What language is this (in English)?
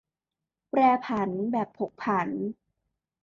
Thai